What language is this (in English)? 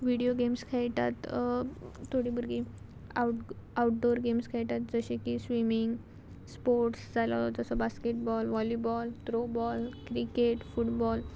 Konkani